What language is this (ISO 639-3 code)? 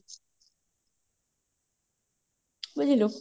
ori